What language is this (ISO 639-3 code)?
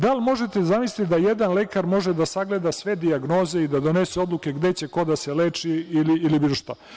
srp